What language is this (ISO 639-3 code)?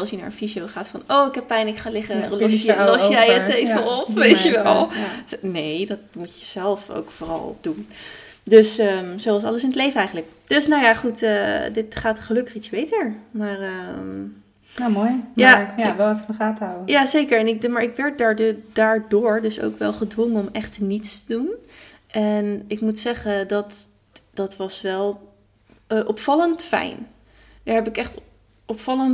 nld